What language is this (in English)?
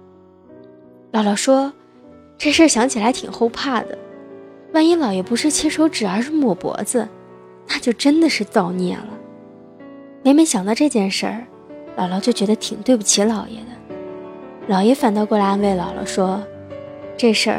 Chinese